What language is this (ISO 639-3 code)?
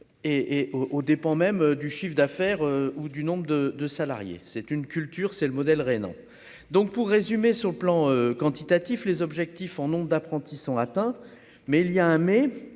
fra